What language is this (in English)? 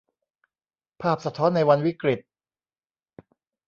Thai